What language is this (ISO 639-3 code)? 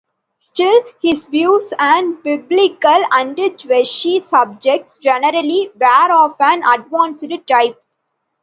eng